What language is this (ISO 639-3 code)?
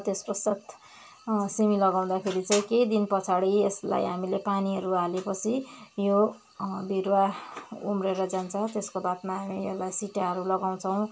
nep